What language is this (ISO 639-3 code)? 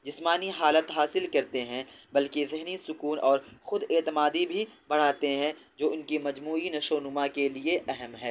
urd